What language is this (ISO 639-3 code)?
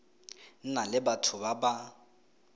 tsn